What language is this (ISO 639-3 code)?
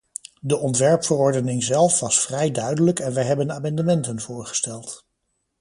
nld